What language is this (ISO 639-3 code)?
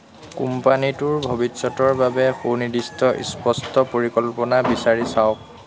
asm